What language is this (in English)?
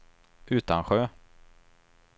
Swedish